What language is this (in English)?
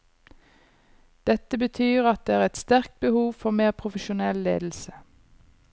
Norwegian